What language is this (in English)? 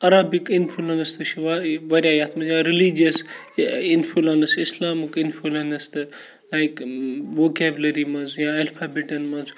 Kashmiri